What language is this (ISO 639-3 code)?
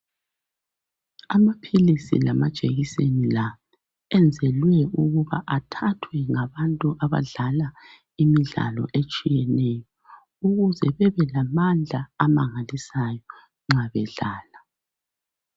nde